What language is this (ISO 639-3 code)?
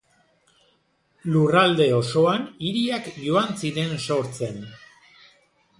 eus